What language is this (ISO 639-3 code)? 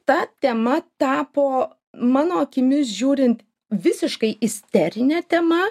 lit